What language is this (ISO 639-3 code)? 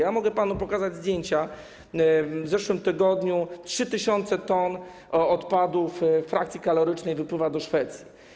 pol